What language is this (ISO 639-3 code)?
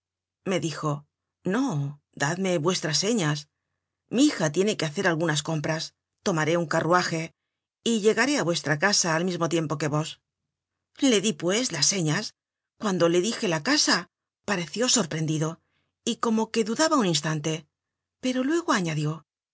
spa